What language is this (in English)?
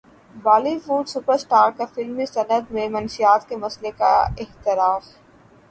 Urdu